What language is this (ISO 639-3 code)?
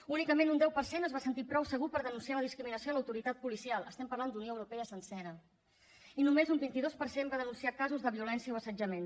cat